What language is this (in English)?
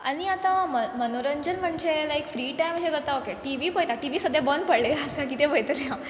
Konkani